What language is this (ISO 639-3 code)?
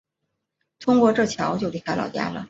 zho